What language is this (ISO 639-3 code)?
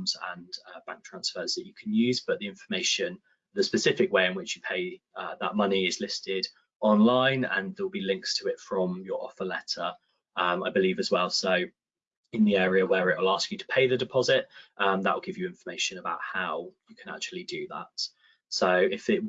eng